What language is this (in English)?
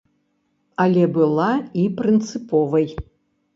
Belarusian